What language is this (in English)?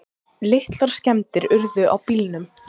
Icelandic